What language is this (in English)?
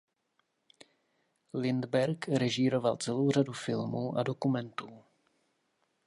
Czech